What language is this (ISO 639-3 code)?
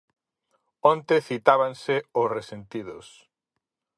glg